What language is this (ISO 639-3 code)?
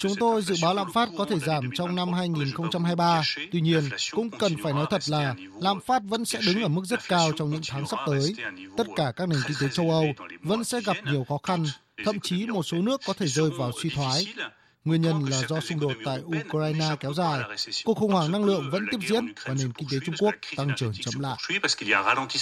vie